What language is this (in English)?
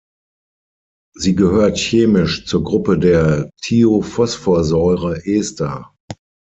German